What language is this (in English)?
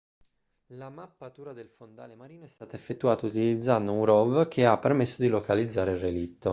Italian